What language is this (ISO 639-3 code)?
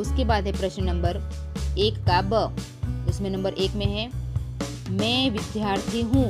hin